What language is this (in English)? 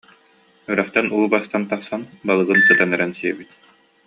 Yakut